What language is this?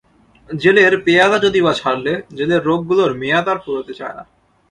Bangla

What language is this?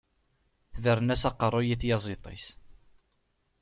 Kabyle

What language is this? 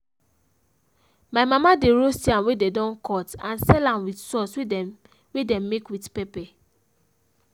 Nigerian Pidgin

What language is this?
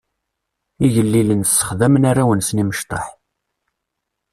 Kabyle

